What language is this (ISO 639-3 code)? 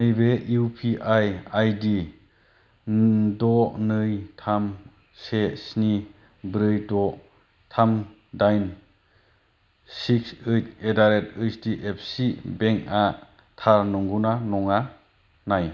brx